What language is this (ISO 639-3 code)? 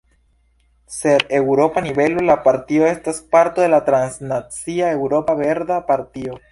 epo